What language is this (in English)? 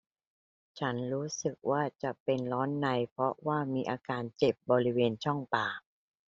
Thai